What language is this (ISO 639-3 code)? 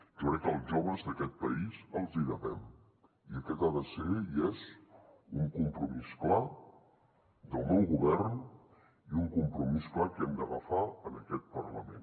cat